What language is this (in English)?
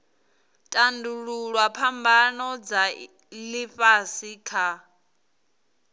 Venda